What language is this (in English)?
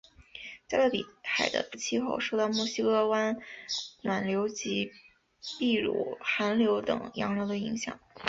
Chinese